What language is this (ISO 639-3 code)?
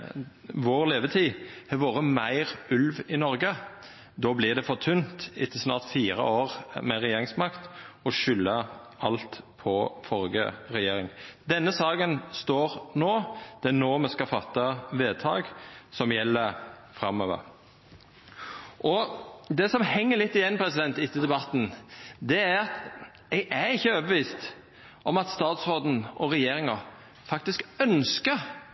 nno